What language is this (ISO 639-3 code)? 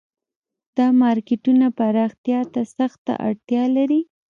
pus